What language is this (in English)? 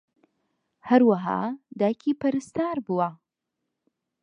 Central Kurdish